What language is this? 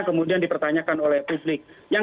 Indonesian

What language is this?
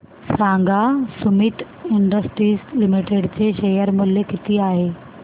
Marathi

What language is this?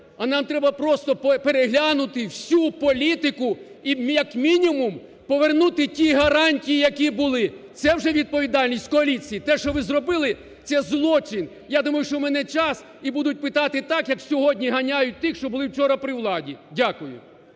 Ukrainian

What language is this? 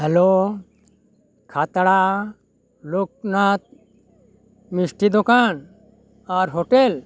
Santali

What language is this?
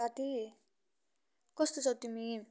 Nepali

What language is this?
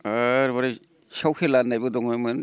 Bodo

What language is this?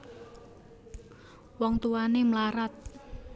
Javanese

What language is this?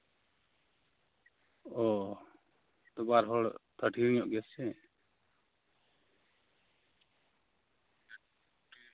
Santali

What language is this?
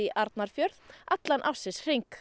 Icelandic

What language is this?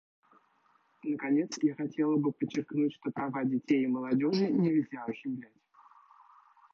Russian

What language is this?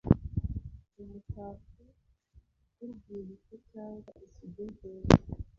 Kinyarwanda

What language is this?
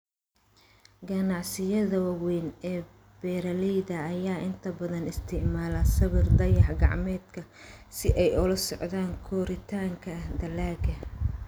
Somali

